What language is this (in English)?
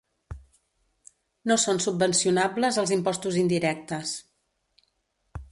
Catalan